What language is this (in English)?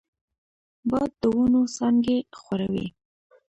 Pashto